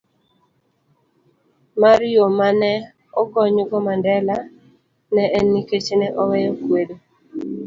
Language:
Luo (Kenya and Tanzania)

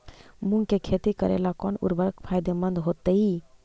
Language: Magahi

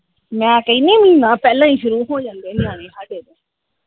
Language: Punjabi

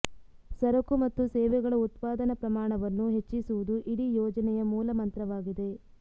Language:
Kannada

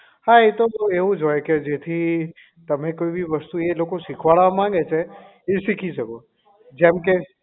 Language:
Gujarati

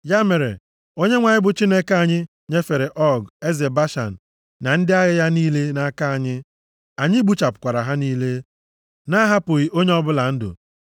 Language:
Igbo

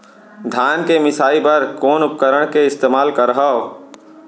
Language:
Chhattisgarhi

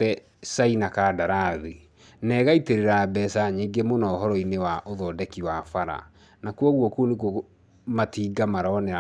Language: Kikuyu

